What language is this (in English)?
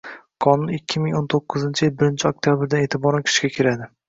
Uzbek